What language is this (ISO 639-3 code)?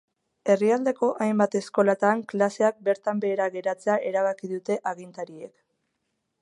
eus